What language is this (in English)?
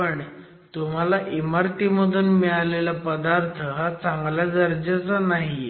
Marathi